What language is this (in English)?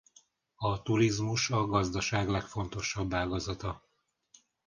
Hungarian